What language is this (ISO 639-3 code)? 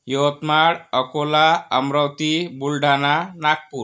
mar